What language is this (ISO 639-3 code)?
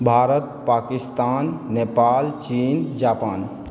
mai